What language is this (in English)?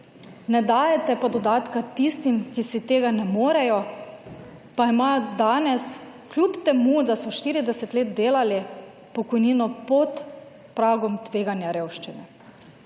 Slovenian